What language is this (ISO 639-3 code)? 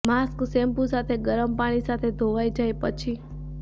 guj